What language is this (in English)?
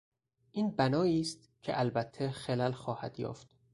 Persian